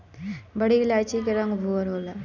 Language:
Bhojpuri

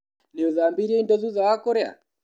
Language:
Kikuyu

